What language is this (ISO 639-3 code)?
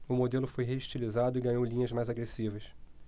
por